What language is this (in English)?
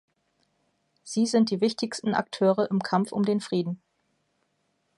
German